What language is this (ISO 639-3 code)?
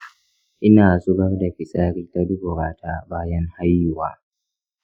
hau